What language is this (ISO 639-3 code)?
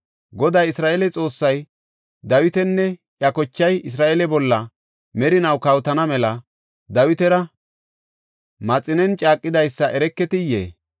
gof